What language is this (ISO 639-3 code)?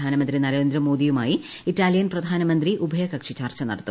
mal